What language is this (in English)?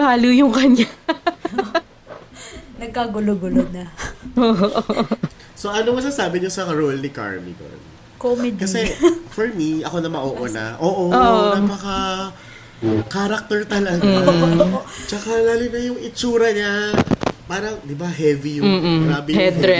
Filipino